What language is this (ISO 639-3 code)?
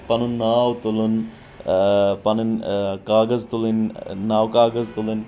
kas